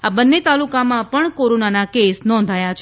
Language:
Gujarati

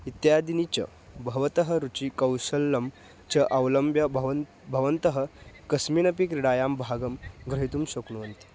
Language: Sanskrit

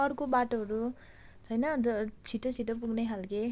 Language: Nepali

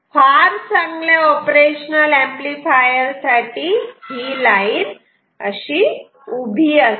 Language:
Marathi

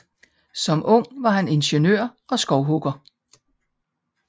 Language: Danish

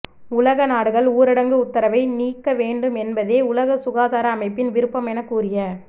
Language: Tamil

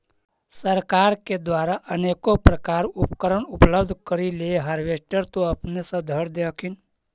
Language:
Magahi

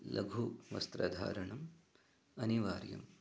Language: Sanskrit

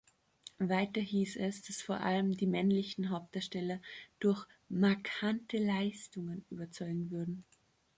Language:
German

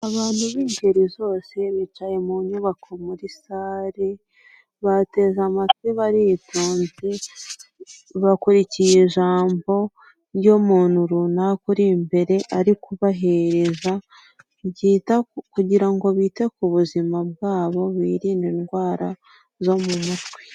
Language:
Kinyarwanda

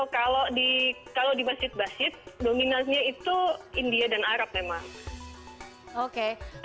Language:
Indonesian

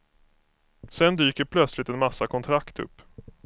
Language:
Swedish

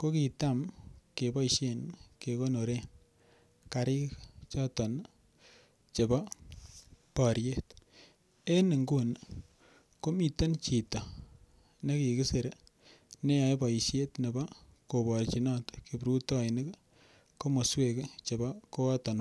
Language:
Kalenjin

